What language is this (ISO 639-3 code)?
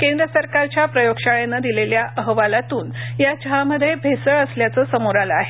mar